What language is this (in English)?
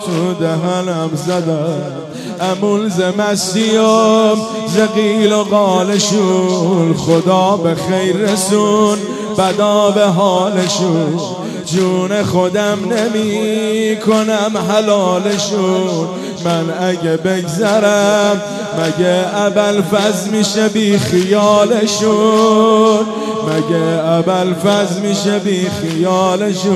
Persian